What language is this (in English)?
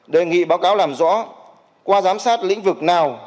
Vietnamese